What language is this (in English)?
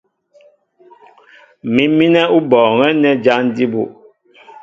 Mbo (Cameroon)